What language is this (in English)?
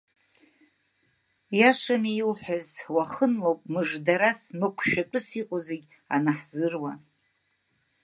Abkhazian